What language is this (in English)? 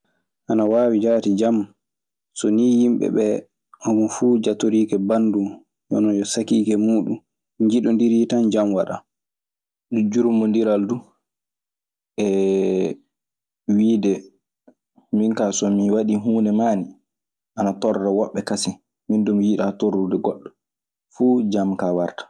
Maasina Fulfulde